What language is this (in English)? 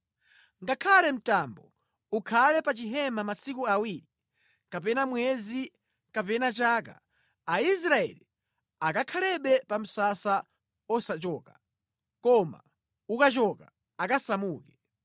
Nyanja